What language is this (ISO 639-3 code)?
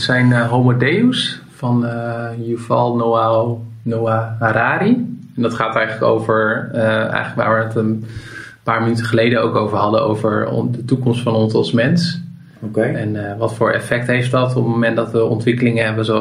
nld